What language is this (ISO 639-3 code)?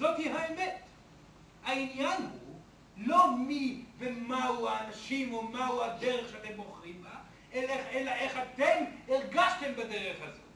heb